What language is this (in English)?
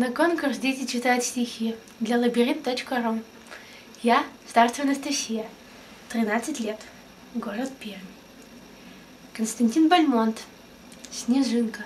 Russian